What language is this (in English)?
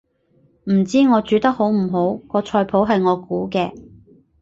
Cantonese